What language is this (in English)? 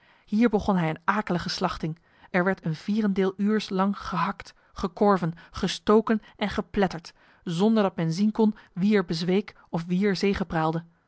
Dutch